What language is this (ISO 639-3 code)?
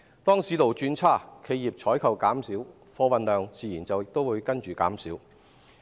yue